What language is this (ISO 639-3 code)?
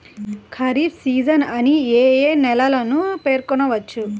tel